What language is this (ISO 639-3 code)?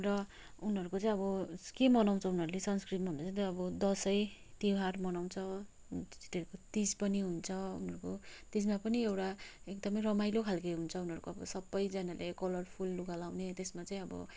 nep